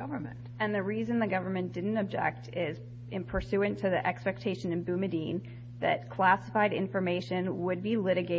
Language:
English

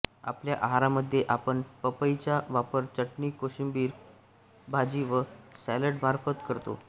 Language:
Marathi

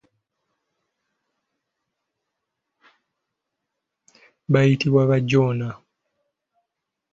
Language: Ganda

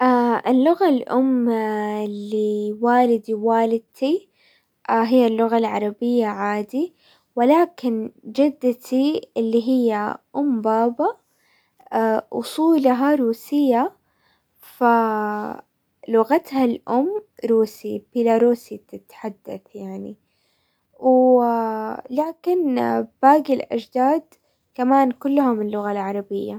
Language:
Hijazi Arabic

